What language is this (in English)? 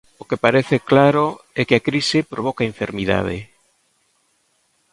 Galician